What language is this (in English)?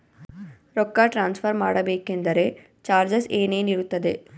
Kannada